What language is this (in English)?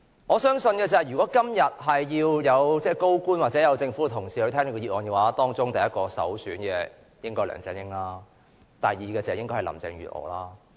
Cantonese